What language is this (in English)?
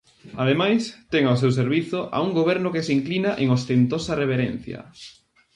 Galician